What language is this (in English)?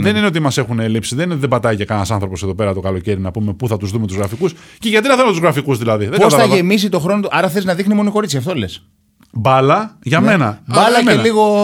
Greek